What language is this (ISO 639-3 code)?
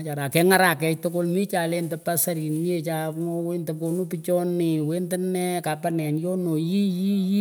pko